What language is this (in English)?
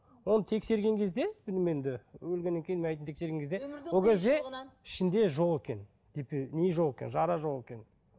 Kazakh